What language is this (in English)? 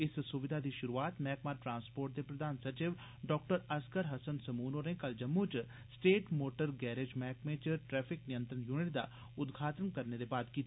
Dogri